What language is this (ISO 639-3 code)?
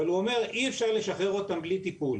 heb